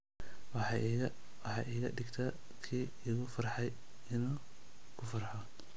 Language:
Somali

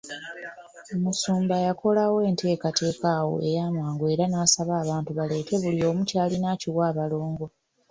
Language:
Ganda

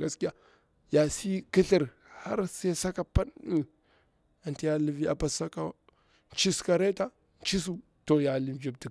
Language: Bura-Pabir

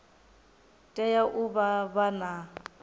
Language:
Venda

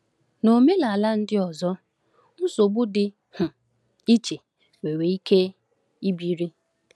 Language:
Igbo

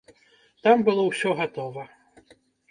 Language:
Belarusian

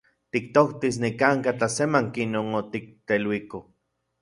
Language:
Central Puebla Nahuatl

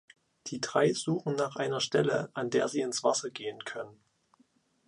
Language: German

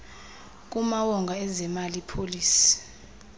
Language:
Xhosa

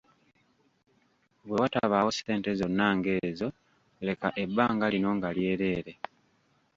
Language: Ganda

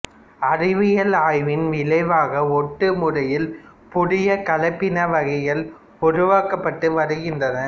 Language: Tamil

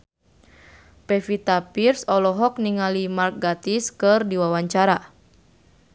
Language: Sundanese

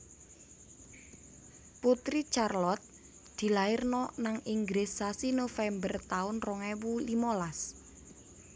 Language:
Javanese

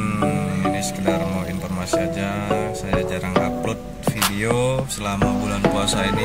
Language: Indonesian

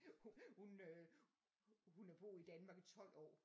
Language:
Danish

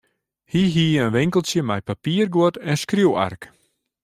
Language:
Western Frisian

